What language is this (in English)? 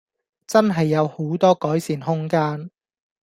Cantonese